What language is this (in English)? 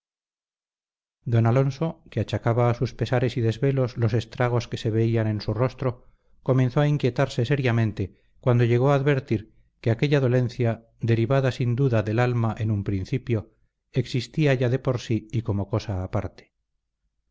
Spanish